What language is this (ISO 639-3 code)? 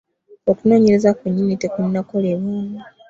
lug